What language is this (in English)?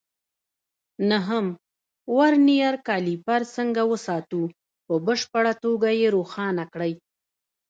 Pashto